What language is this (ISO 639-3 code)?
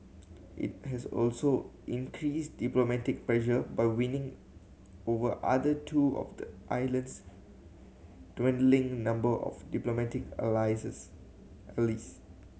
eng